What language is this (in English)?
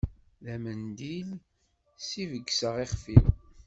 Kabyle